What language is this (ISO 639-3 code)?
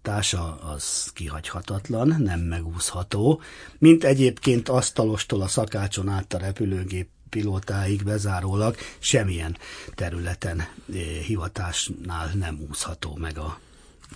hun